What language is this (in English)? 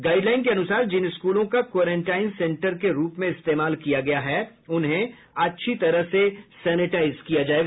Hindi